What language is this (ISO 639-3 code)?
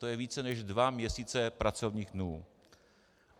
ces